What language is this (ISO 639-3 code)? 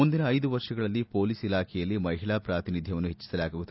kan